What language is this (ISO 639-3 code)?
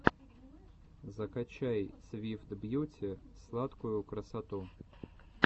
rus